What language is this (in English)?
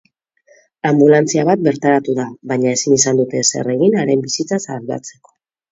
Basque